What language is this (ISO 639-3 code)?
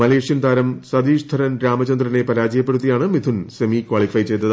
mal